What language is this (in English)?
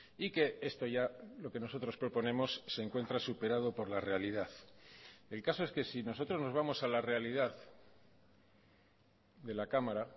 Spanish